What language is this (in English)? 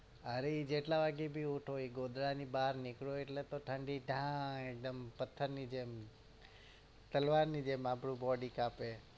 Gujarati